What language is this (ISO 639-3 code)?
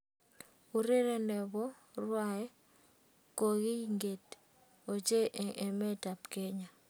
kln